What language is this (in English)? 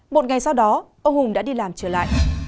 Vietnamese